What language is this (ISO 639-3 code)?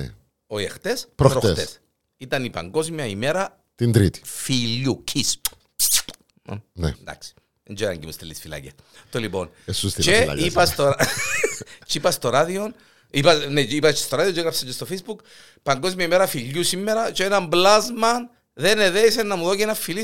ell